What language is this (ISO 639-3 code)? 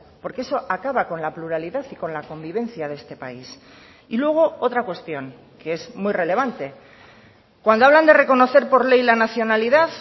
spa